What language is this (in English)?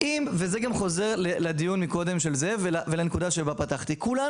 Hebrew